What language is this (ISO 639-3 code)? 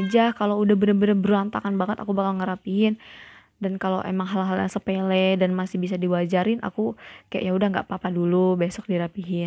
ind